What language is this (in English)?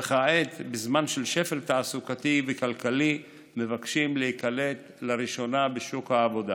Hebrew